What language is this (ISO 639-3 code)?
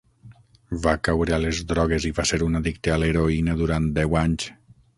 cat